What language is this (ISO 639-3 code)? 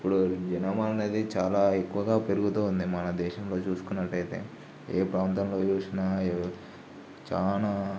tel